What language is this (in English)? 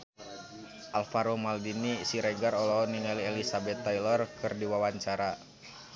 Sundanese